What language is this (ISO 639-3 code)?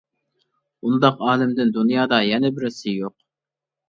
uig